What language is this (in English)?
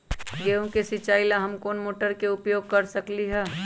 Magahi